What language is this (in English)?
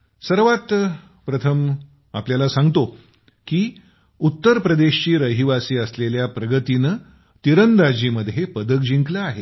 Marathi